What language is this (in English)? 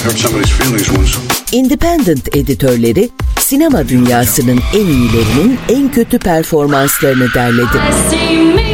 Turkish